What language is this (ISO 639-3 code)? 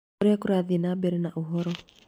kik